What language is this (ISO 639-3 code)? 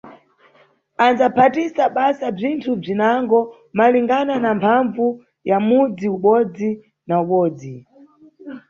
nyu